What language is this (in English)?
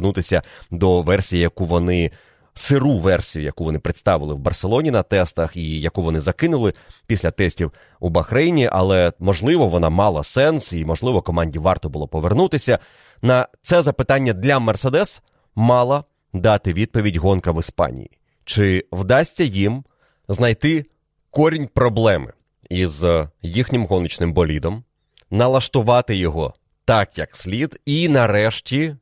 Ukrainian